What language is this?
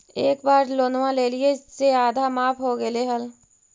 Magahi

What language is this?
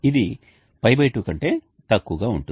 Telugu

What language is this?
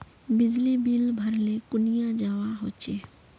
Magahi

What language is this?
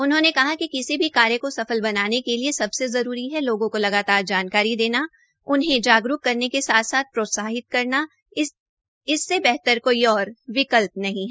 Hindi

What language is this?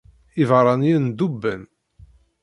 Kabyle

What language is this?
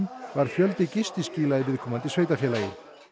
Icelandic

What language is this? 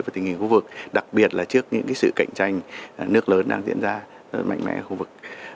Vietnamese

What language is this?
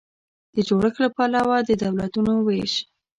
Pashto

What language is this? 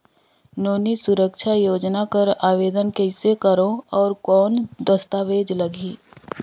Chhattisgarhi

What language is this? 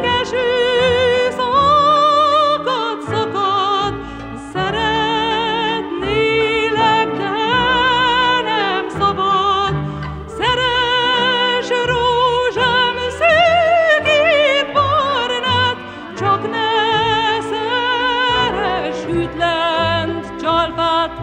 Greek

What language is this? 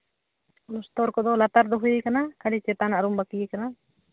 Santali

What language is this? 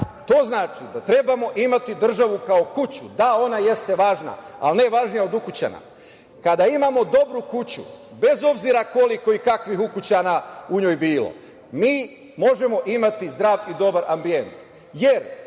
Serbian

